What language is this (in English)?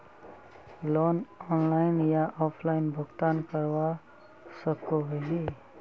Magahi